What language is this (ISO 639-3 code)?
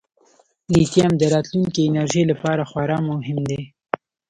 pus